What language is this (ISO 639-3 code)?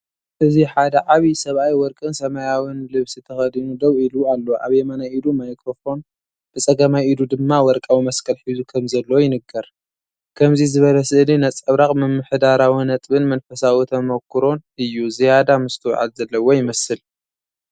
tir